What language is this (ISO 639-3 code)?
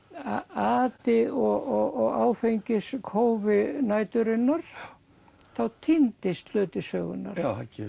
isl